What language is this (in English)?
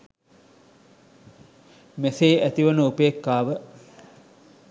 Sinhala